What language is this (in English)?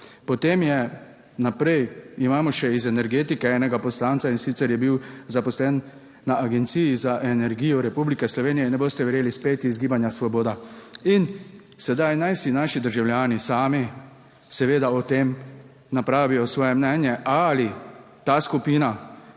Slovenian